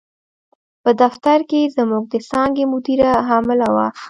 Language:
Pashto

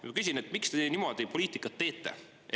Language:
Estonian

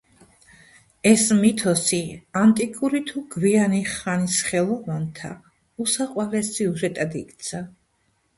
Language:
Georgian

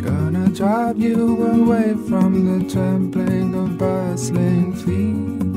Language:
Turkish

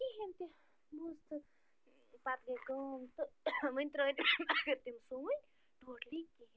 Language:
Kashmiri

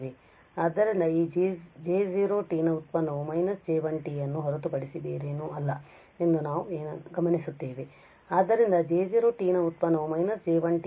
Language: Kannada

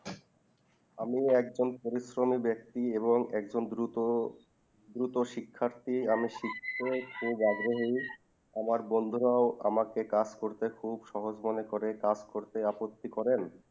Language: Bangla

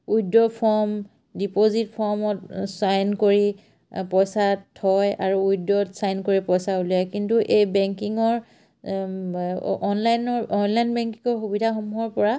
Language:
Assamese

